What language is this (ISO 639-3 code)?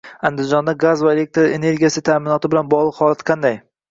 uzb